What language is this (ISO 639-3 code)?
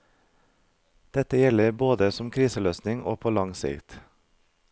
nor